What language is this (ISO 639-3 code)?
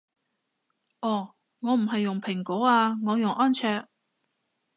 yue